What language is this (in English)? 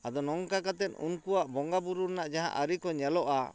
Santali